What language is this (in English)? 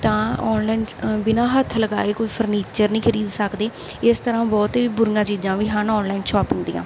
Punjabi